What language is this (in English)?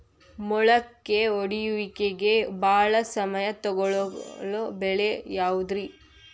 Kannada